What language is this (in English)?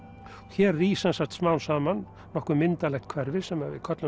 Icelandic